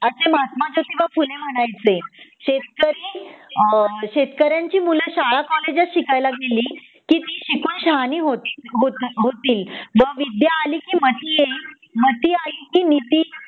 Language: Marathi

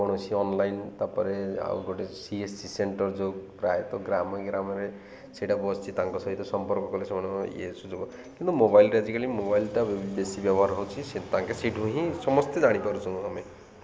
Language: Odia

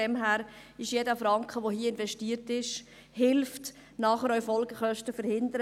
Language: Swiss German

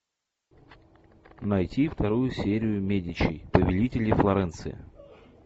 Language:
Russian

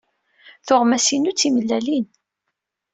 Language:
Kabyle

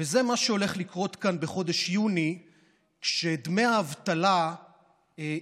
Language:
Hebrew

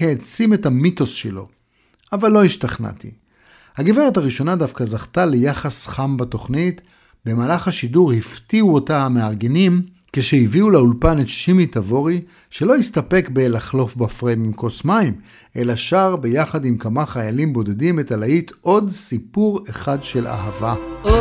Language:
Hebrew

